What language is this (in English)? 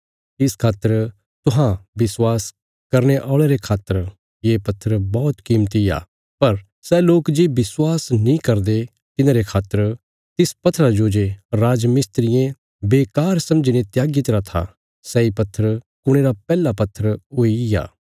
Bilaspuri